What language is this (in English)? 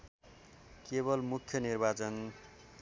Nepali